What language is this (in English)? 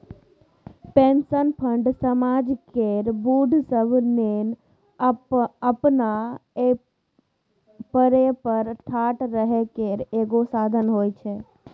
Maithili